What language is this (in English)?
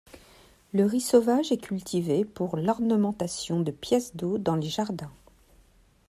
French